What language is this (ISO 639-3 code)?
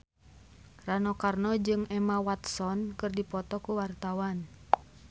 sun